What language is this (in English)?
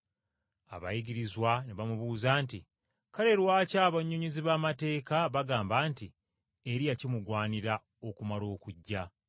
Ganda